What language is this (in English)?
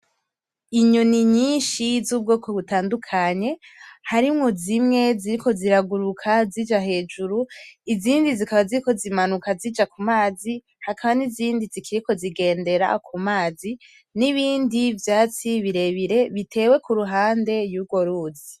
Rundi